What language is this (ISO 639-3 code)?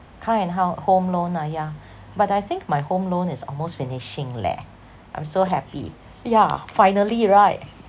eng